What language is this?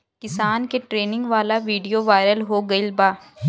Bhojpuri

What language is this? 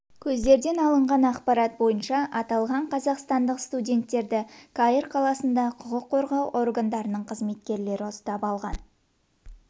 Kazakh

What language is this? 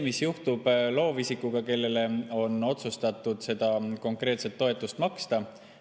Estonian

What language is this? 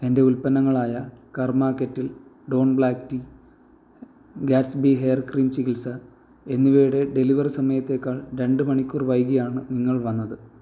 Malayalam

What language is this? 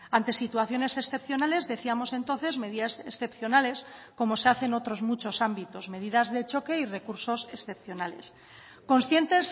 Spanish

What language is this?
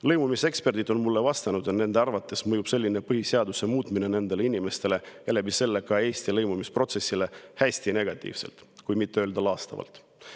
Estonian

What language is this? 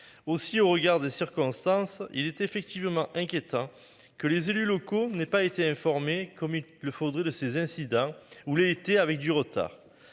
French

